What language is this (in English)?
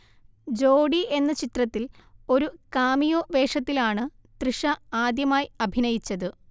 Malayalam